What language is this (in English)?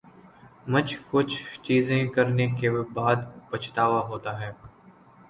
Urdu